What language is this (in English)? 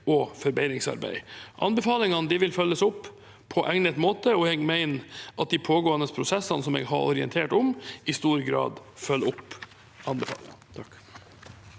Norwegian